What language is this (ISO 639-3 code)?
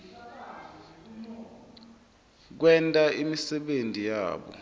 ssw